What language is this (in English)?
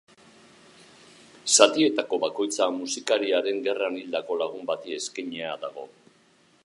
Basque